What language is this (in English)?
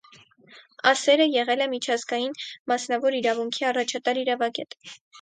Armenian